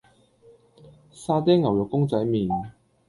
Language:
Cantonese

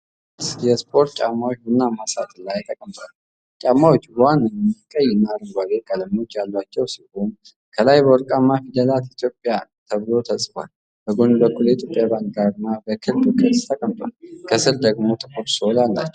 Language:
Amharic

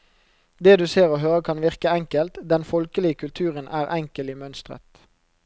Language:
Norwegian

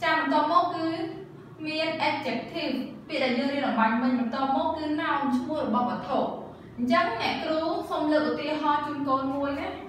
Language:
Vietnamese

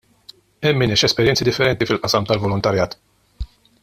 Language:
Maltese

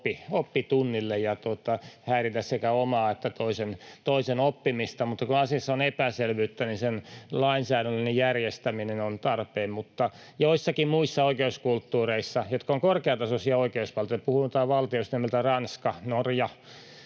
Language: Finnish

